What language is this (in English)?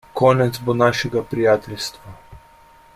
Slovenian